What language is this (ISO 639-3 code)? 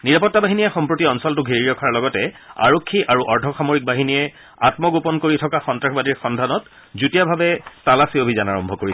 asm